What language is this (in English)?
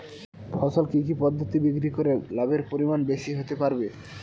Bangla